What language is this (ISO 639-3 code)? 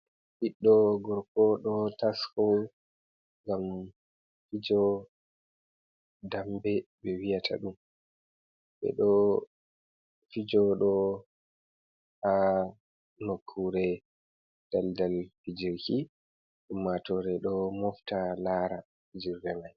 ful